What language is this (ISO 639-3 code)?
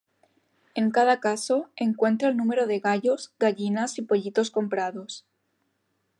spa